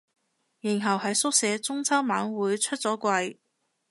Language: Cantonese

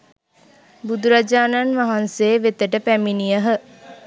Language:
Sinhala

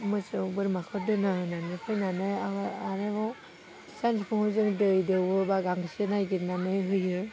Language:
Bodo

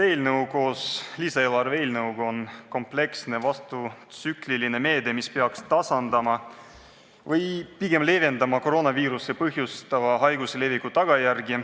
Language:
Estonian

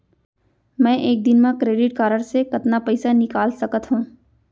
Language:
Chhattisgarhi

